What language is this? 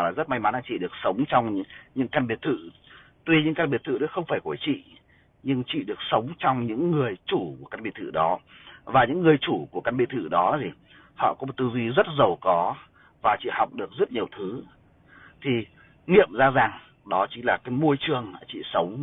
Vietnamese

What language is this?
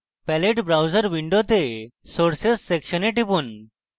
Bangla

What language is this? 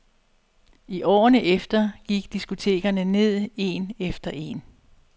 Danish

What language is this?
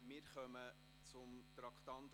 Swiss German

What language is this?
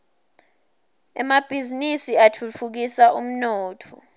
Swati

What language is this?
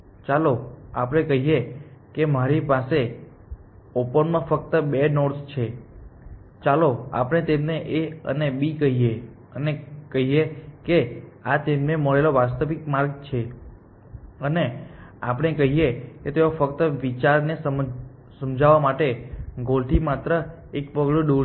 Gujarati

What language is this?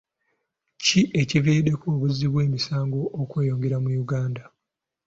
Ganda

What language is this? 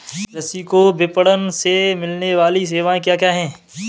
Hindi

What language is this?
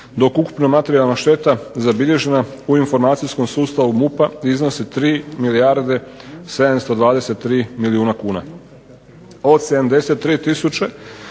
Croatian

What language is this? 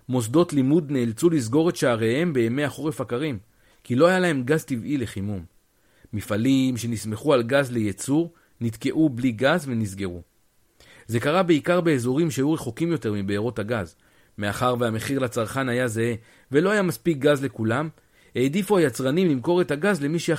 Hebrew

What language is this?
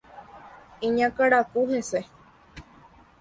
Guarani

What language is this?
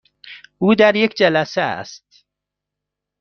Persian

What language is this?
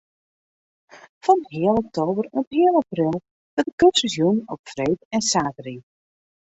Western Frisian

